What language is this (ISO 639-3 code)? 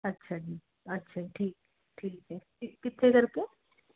pan